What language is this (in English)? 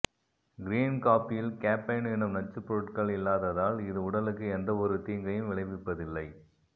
Tamil